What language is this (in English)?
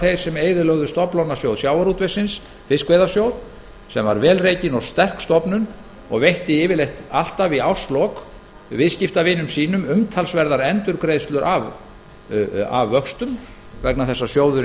Icelandic